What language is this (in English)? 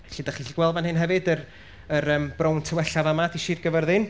Welsh